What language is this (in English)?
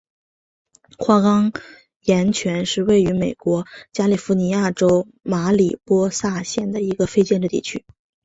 Chinese